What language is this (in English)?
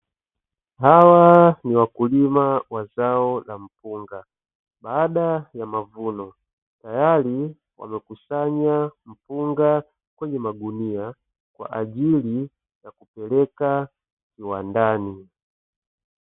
Swahili